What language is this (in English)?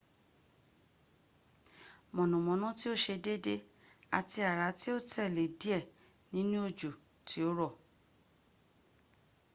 Yoruba